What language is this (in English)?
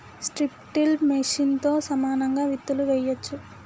Telugu